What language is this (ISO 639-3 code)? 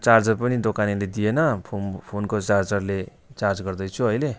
nep